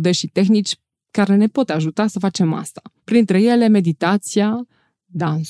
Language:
Romanian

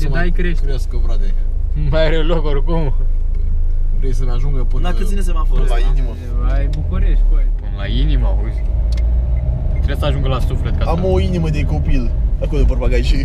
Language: Romanian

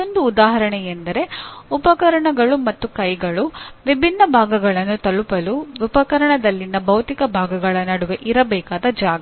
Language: Kannada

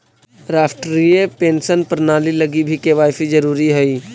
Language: Magahi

